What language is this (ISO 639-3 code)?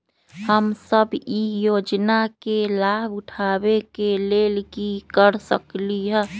mag